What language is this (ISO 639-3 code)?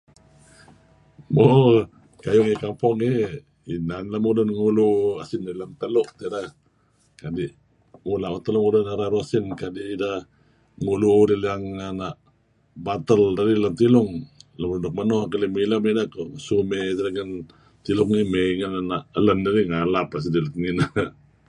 kzi